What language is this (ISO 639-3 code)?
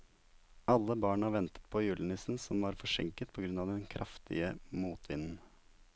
nor